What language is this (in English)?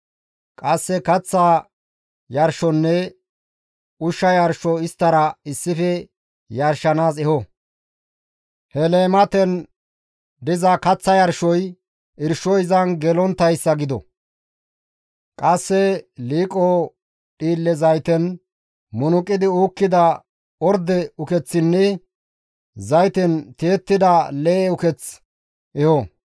Gamo